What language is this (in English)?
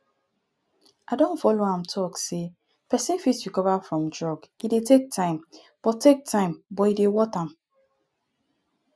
Nigerian Pidgin